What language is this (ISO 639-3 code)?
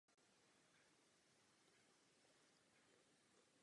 ces